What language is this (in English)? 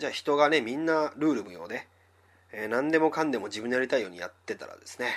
Japanese